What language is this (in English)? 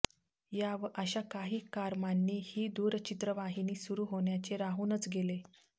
Marathi